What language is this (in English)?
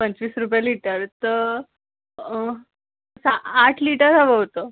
Marathi